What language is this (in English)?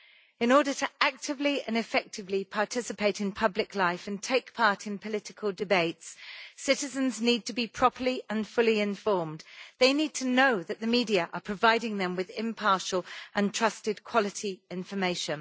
English